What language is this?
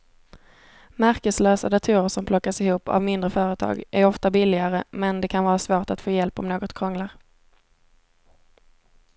Swedish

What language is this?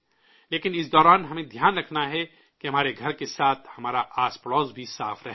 Urdu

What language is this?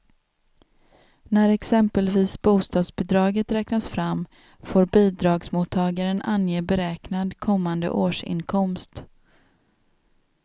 Swedish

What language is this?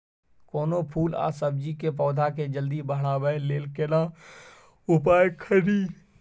Maithili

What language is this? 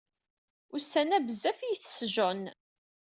Kabyle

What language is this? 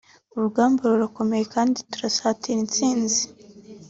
Kinyarwanda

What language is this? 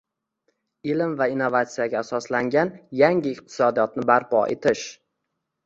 Uzbek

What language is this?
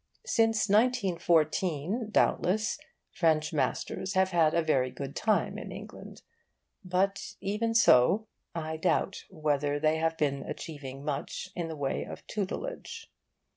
English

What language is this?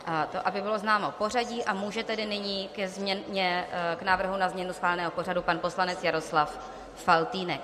Czech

